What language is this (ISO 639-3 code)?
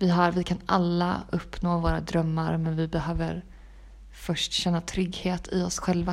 swe